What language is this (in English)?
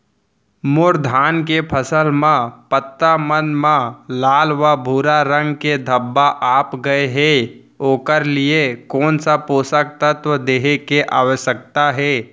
Chhattisgarhi